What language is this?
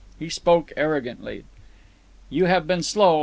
English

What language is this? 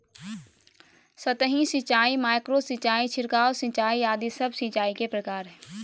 Magahi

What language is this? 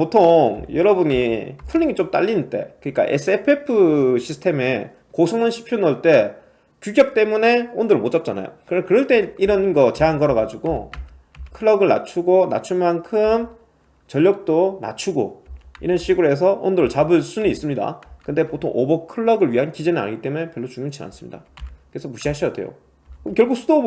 Korean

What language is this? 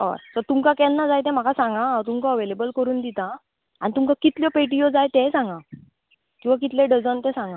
Konkani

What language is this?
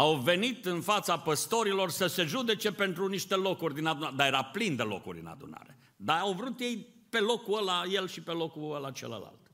Romanian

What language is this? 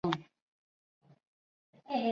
Chinese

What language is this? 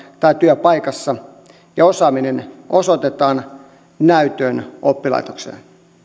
Finnish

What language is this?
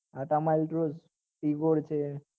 Gujarati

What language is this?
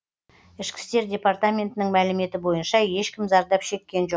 Kazakh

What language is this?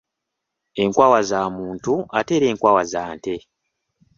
Ganda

